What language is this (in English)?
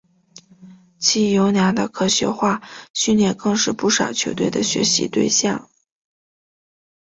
Chinese